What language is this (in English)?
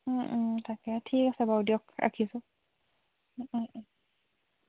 Assamese